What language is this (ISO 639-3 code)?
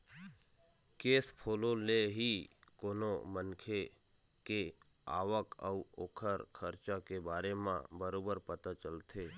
hne